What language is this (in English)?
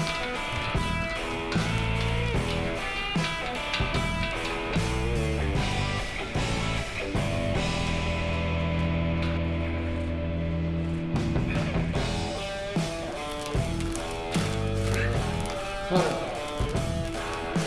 Korean